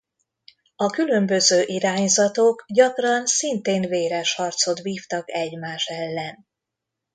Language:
Hungarian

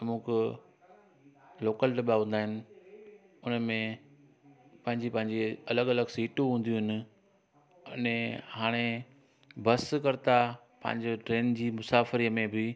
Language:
Sindhi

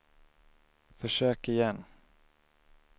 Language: Swedish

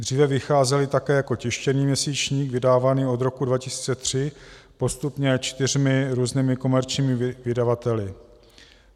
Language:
Czech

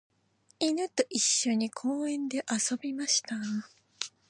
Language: Japanese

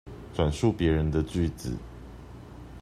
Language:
Chinese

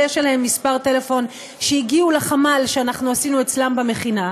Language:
Hebrew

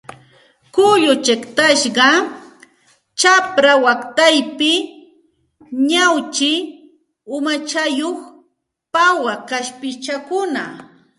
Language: Santa Ana de Tusi Pasco Quechua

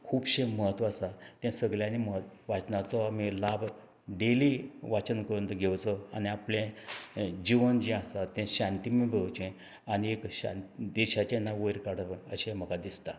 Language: Konkani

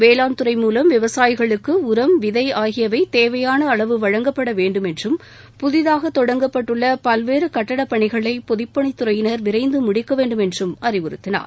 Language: Tamil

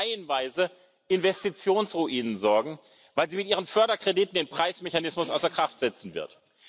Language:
German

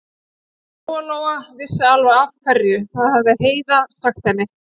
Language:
Icelandic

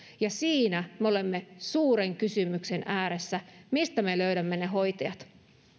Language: Finnish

